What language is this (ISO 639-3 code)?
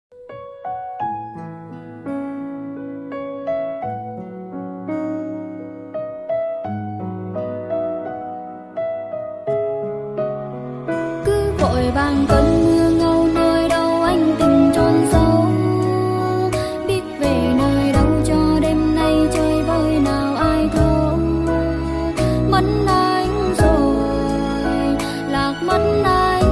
vie